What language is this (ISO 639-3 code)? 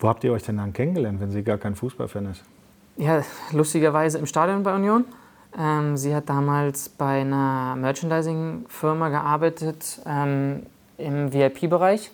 deu